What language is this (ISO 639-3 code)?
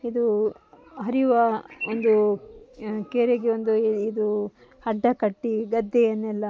kan